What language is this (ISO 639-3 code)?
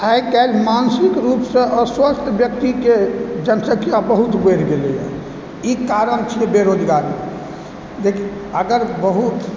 mai